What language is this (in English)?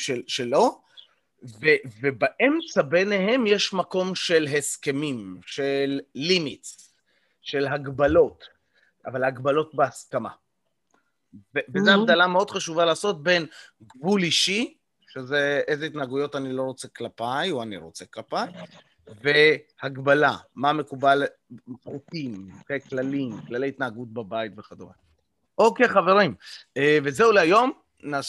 Hebrew